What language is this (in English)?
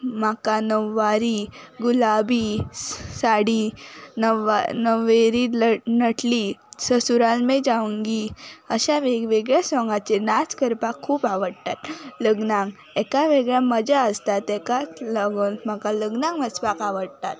Konkani